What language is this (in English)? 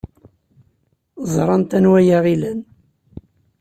Kabyle